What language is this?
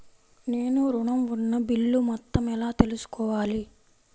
Telugu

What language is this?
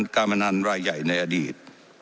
Thai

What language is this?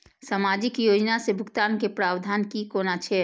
Maithili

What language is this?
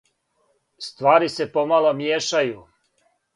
Serbian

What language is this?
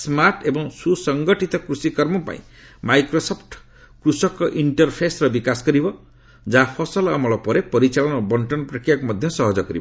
Odia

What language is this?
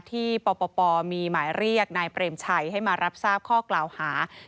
Thai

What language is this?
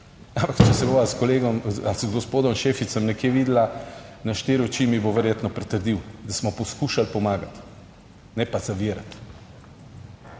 Slovenian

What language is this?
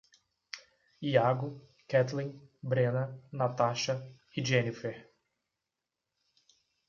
Portuguese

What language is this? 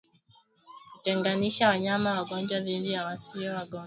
Swahili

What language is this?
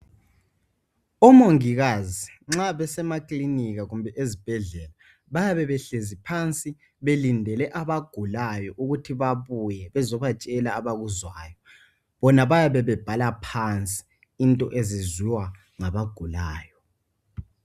North Ndebele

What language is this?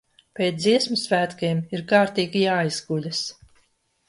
Latvian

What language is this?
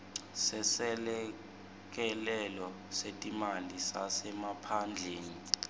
Swati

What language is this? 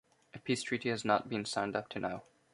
English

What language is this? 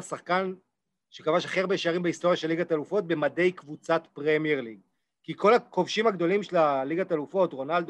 Hebrew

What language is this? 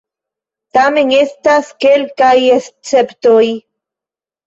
Esperanto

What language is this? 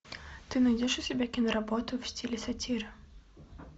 Russian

